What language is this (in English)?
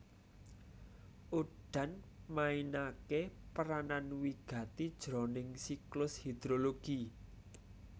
Javanese